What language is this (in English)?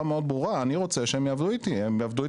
Hebrew